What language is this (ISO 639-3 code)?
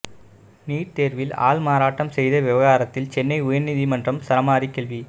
tam